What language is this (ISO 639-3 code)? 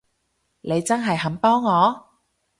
yue